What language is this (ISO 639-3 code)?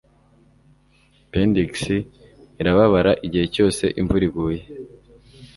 kin